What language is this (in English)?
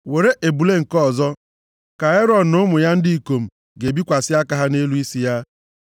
Igbo